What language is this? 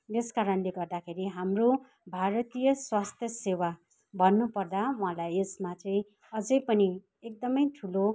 Nepali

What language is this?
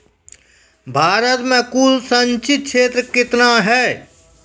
Maithili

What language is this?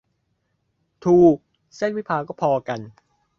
Thai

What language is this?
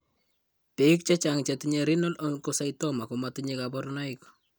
Kalenjin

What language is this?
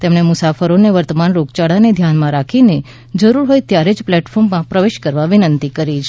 Gujarati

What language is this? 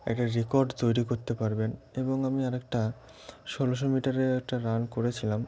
Bangla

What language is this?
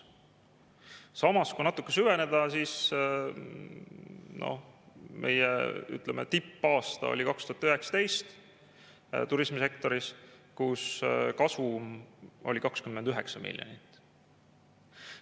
Estonian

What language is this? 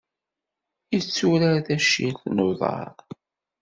Kabyle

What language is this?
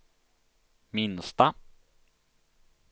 Swedish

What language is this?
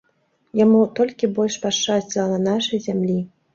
Belarusian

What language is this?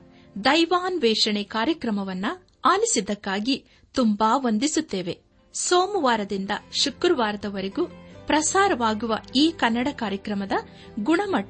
Kannada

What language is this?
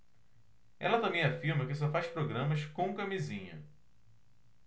Portuguese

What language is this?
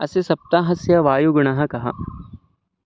Sanskrit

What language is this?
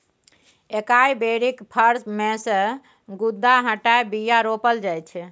Maithili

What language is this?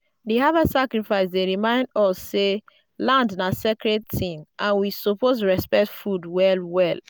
Nigerian Pidgin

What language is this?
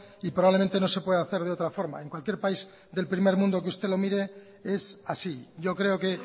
Spanish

